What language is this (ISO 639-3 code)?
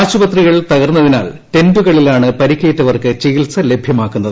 mal